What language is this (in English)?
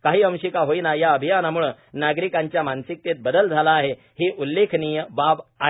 Marathi